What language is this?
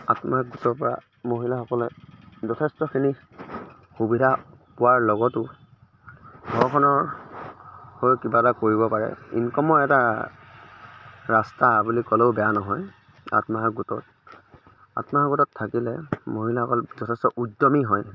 Assamese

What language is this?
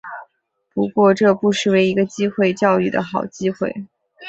Chinese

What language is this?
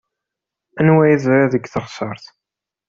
Kabyle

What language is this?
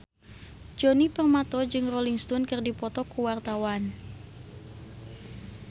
Sundanese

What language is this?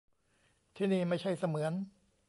Thai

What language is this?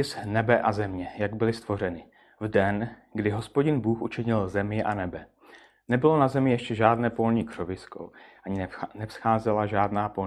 Czech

